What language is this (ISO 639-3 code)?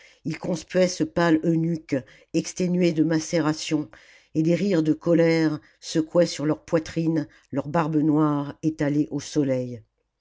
fra